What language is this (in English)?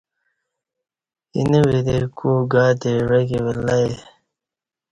Kati